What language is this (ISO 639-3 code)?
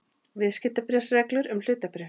isl